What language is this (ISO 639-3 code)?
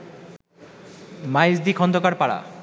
ben